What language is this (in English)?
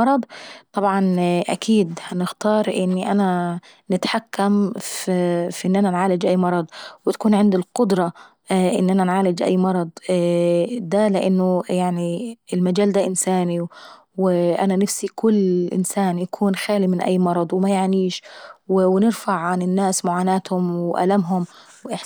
Saidi Arabic